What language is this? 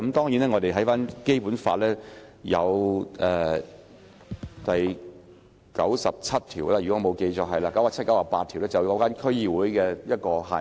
Cantonese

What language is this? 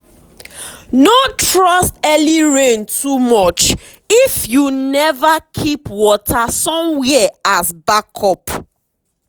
Nigerian Pidgin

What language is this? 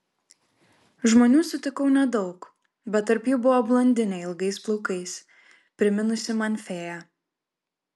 Lithuanian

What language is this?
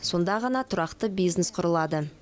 Kazakh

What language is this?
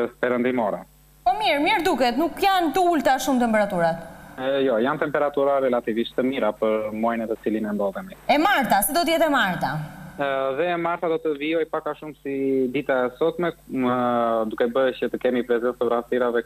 Russian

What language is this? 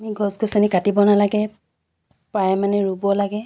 Assamese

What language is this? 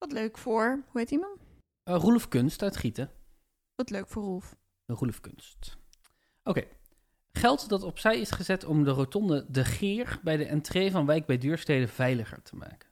Dutch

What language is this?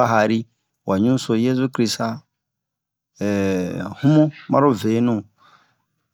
Bomu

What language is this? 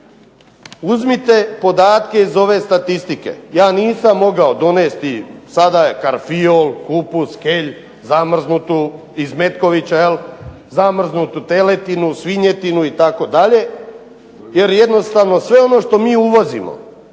Croatian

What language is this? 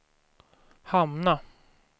Swedish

